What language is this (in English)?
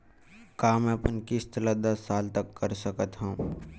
Chhattisgarhi